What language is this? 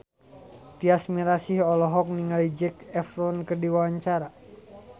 Sundanese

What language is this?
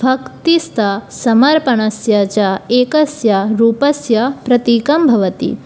Sanskrit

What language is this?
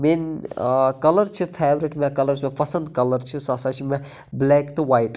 Kashmiri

